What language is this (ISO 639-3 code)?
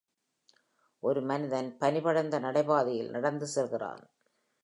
tam